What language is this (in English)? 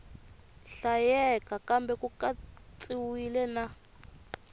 Tsonga